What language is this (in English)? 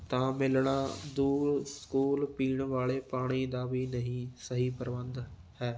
Punjabi